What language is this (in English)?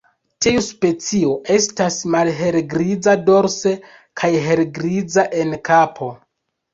Esperanto